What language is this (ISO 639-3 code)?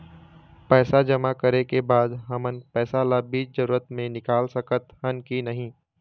hne